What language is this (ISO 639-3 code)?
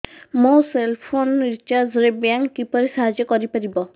ori